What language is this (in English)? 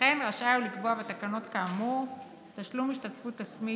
Hebrew